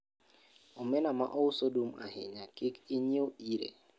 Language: Luo (Kenya and Tanzania)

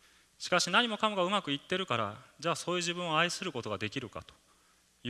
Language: Japanese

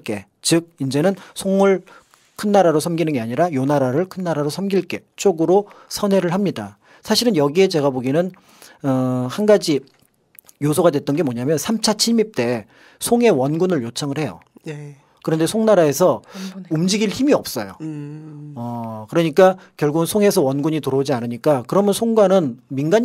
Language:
Korean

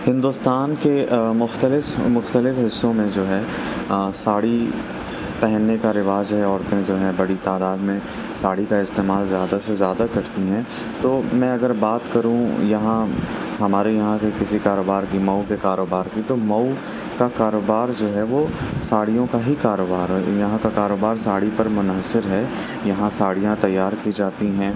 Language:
Urdu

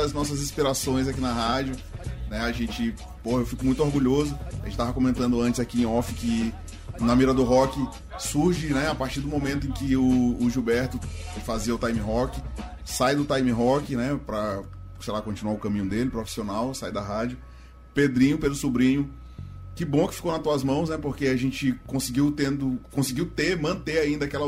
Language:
Portuguese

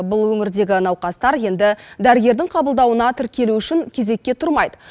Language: Kazakh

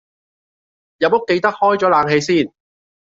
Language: Cantonese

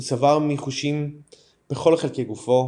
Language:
Hebrew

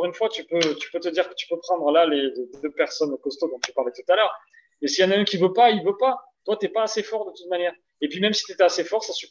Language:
French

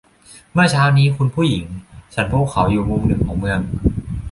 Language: Thai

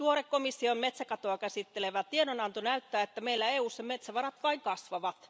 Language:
Finnish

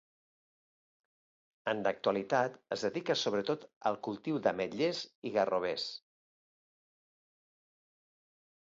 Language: Catalan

